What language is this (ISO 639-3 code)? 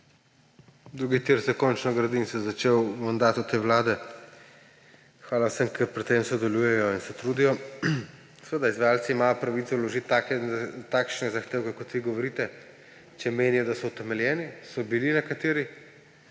slv